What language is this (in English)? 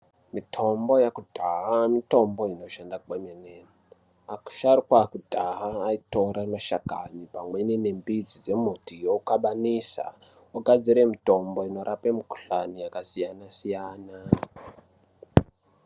Ndau